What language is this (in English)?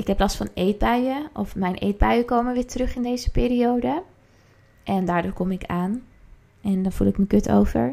Dutch